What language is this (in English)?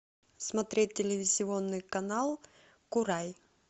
Russian